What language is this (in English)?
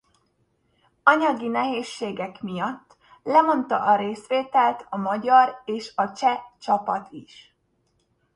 Hungarian